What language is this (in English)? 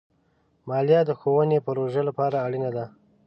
Pashto